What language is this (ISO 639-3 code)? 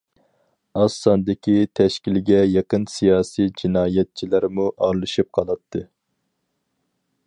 uig